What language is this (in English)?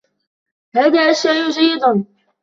Arabic